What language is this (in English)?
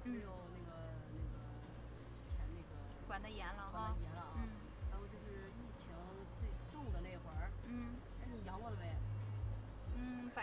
Chinese